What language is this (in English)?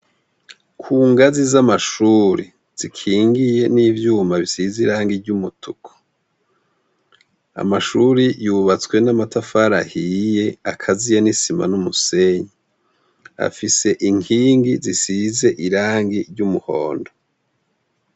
Rundi